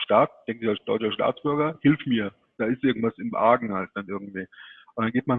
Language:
German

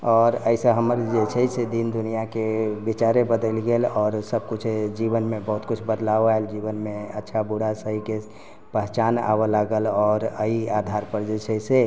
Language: Maithili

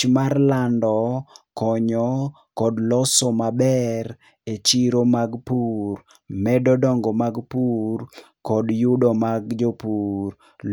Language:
Luo (Kenya and Tanzania)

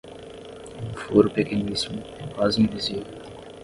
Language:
Portuguese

